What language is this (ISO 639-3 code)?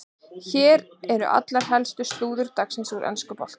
isl